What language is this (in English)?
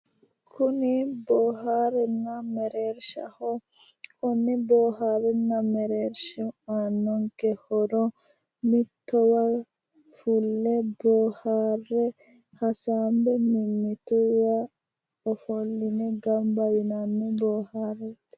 Sidamo